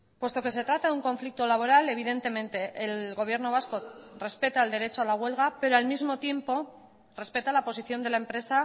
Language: Spanish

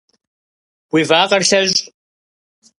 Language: Kabardian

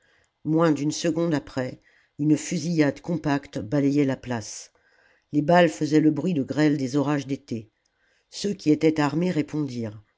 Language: French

